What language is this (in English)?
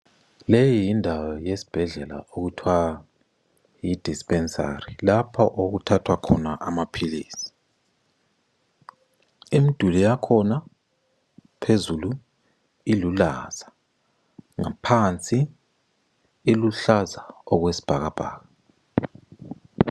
North Ndebele